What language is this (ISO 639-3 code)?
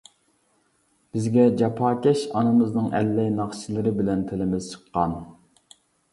uig